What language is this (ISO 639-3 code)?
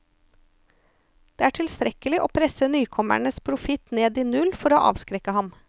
nor